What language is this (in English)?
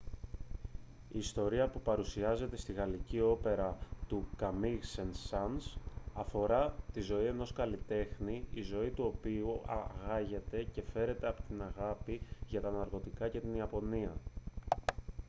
Greek